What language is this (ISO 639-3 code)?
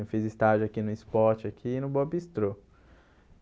por